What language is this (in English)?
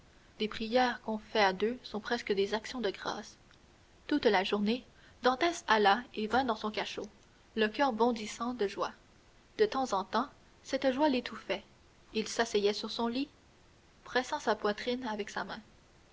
French